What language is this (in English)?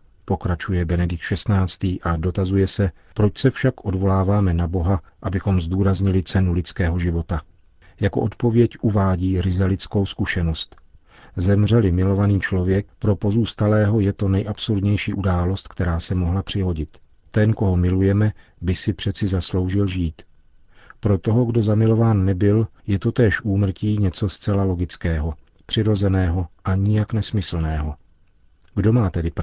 Czech